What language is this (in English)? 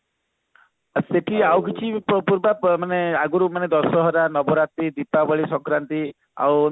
Odia